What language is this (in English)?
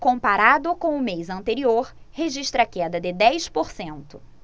Portuguese